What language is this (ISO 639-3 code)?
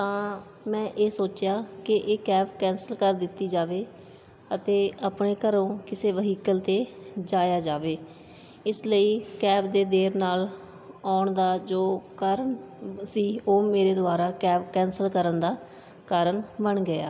pan